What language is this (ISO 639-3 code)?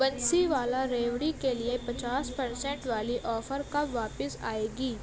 urd